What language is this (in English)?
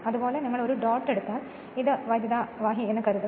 Malayalam